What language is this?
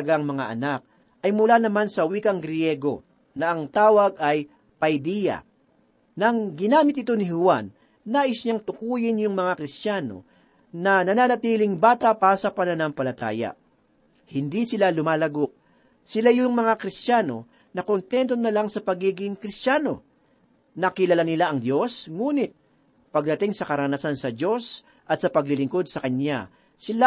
Filipino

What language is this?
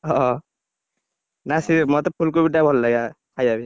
Odia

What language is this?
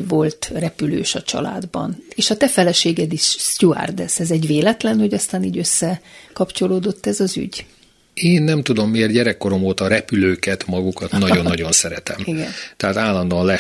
Hungarian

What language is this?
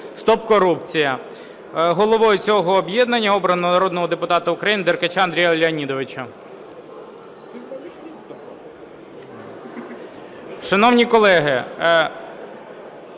Ukrainian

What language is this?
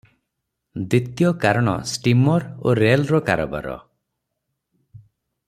Odia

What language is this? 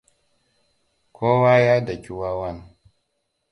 Hausa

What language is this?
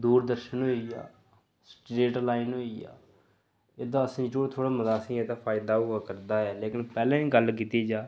Dogri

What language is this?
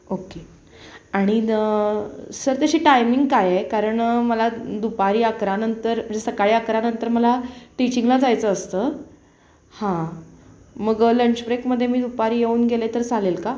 Marathi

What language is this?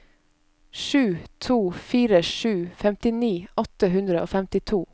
Norwegian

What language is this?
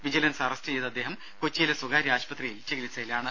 Malayalam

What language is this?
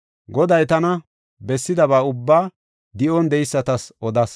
Gofa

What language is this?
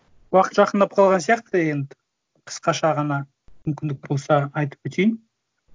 Kazakh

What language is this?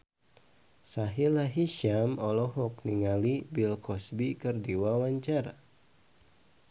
Sundanese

